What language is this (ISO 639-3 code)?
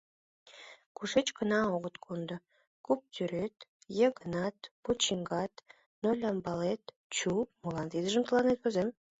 chm